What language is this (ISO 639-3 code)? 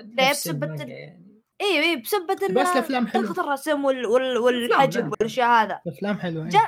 ara